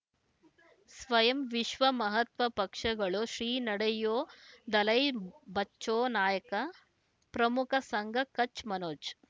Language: Kannada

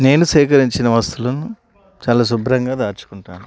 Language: Telugu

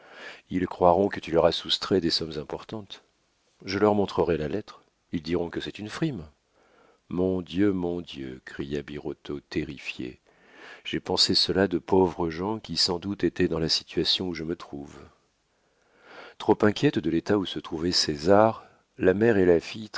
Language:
French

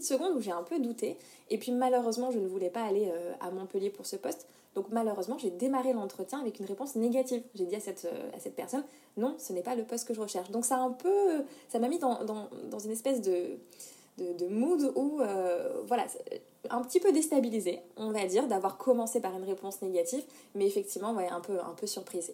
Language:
French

